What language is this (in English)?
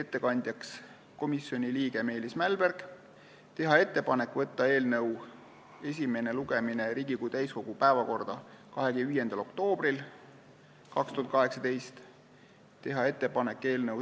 Estonian